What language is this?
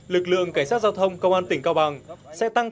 Vietnamese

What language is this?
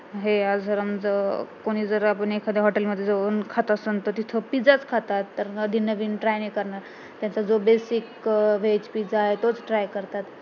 Marathi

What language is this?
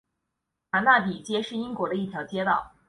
Chinese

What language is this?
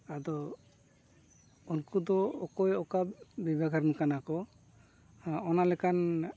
Santali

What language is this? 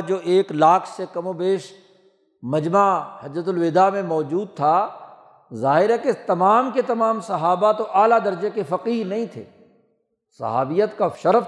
Urdu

